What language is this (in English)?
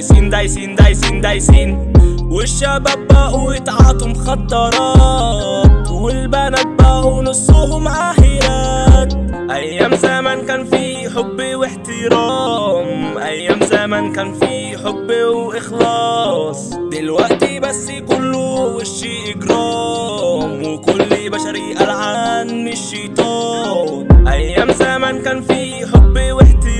Arabic